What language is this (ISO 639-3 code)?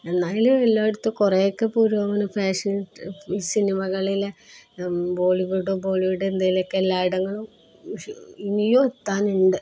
mal